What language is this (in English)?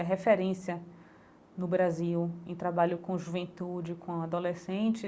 Portuguese